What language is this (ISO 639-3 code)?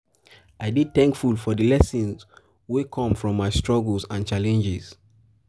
pcm